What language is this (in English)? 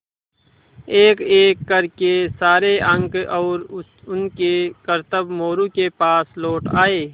Hindi